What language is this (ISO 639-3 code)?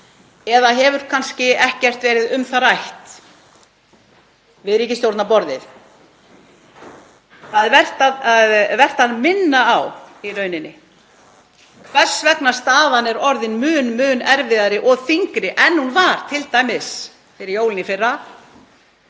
isl